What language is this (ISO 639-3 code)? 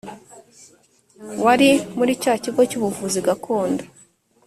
kin